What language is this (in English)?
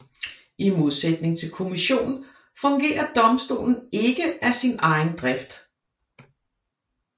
Danish